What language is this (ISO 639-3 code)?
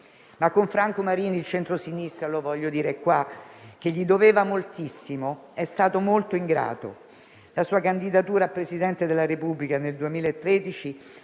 ita